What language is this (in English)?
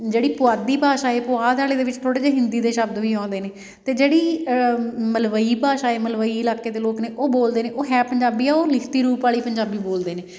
Punjabi